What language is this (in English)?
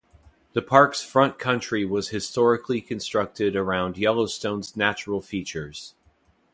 English